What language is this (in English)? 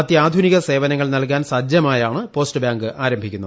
Malayalam